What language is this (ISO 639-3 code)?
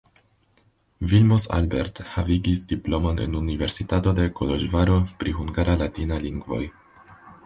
epo